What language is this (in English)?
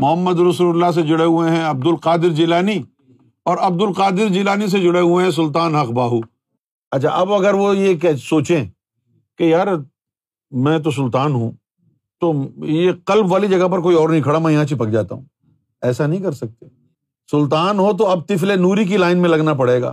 Urdu